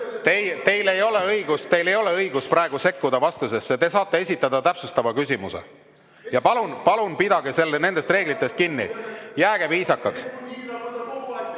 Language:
Estonian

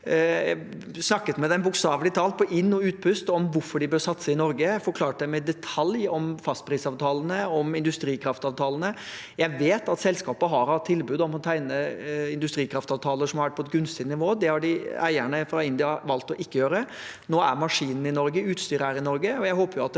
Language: Norwegian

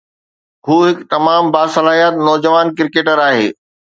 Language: Sindhi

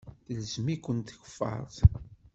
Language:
Kabyle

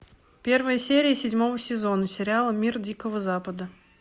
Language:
Russian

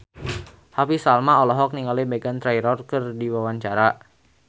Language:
Sundanese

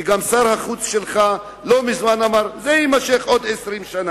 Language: Hebrew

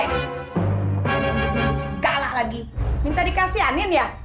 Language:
Indonesian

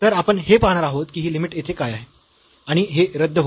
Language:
Marathi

